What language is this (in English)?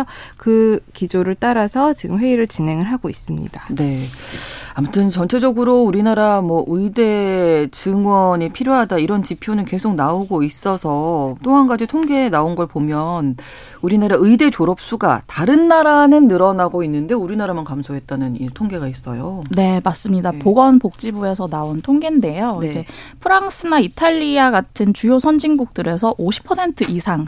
Korean